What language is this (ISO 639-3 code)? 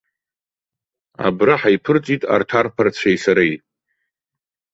abk